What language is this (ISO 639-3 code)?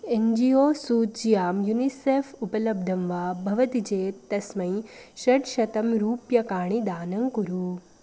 san